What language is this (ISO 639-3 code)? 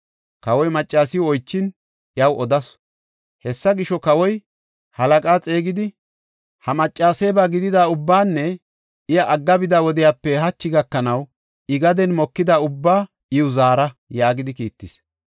gof